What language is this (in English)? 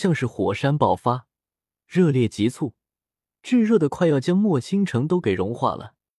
Chinese